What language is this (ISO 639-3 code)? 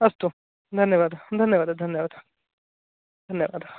san